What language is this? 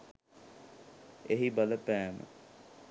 Sinhala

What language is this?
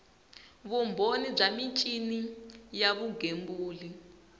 Tsonga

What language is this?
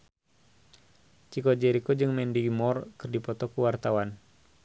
Sundanese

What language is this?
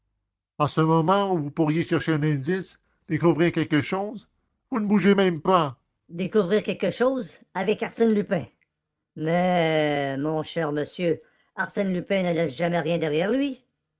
French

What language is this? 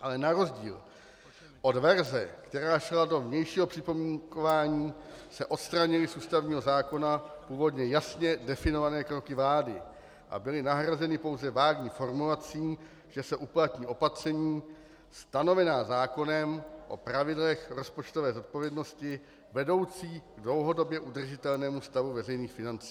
Czech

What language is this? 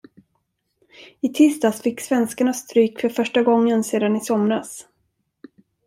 Swedish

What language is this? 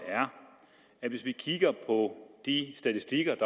Danish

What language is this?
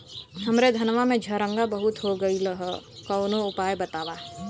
Bhojpuri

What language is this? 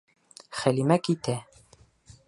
Bashkir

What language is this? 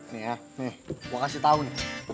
Indonesian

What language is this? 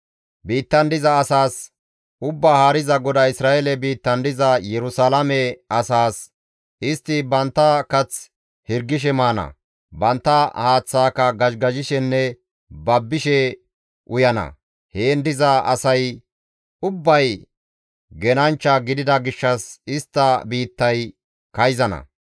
Gamo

